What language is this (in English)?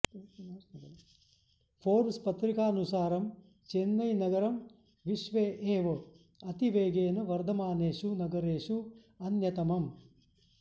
Sanskrit